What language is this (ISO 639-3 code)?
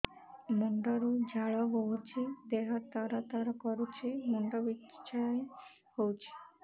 ori